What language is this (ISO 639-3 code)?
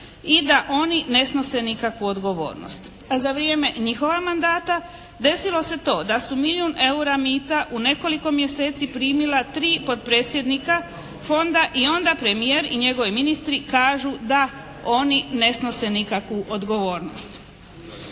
hrv